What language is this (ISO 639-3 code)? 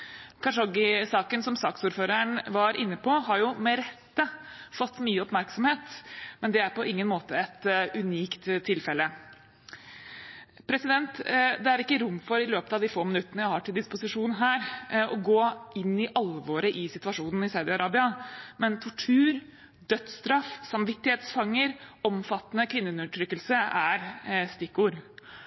nob